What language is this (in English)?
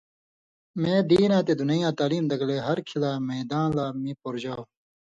Indus Kohistani